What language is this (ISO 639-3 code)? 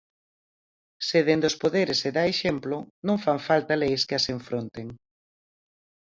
glg